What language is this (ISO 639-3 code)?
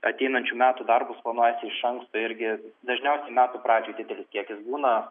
lit